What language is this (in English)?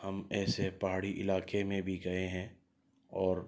Urdu